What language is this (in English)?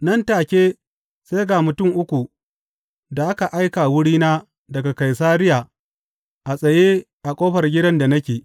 Hausa